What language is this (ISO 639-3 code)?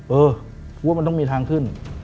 tha